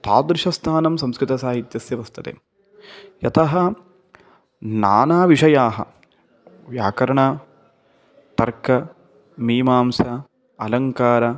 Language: Sanskrit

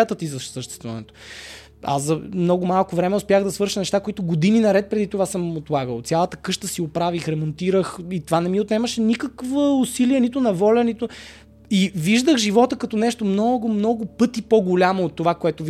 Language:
Bulgarian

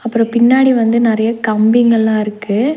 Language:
Tamil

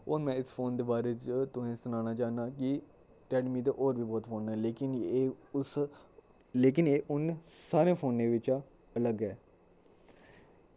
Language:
Dogri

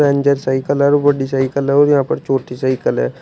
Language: Hindi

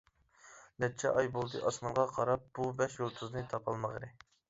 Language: Uyghur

